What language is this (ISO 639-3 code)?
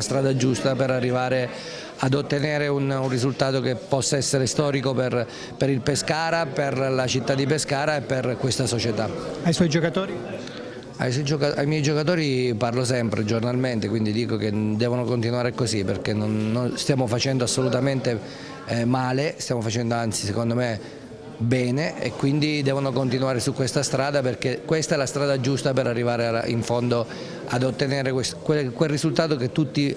ita